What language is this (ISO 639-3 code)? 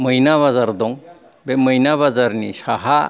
brx